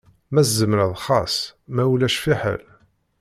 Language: Kabyle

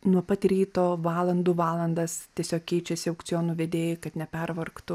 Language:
Lithuanian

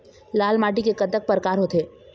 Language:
Chhattisgarhi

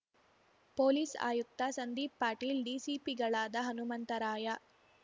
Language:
Kannada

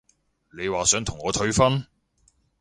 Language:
Cantonese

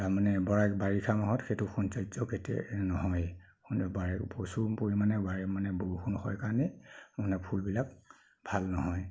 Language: Assamese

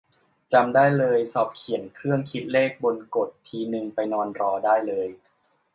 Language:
Thai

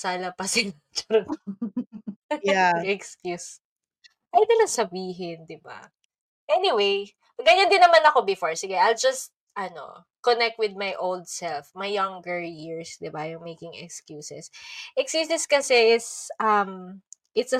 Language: Filipino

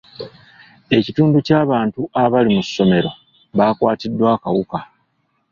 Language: Ganda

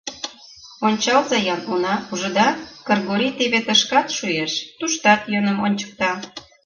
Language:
Mari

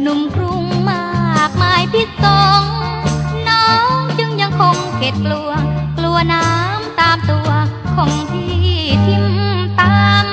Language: Thai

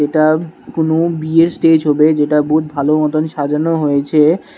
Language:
Bangla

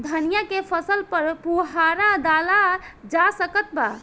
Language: Bhojpuri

